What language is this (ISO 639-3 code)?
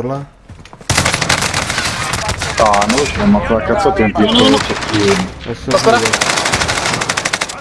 ita